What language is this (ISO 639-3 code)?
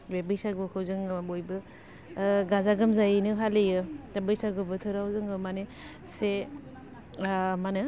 brx